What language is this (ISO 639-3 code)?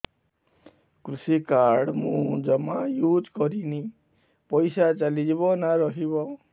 ori